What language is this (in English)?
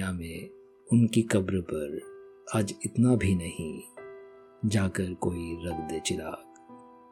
Hindi